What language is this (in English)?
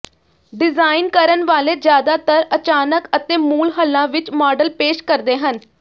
Punjabi